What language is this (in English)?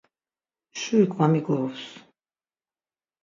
Laz